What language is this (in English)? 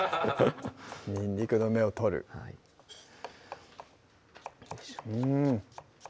Japanese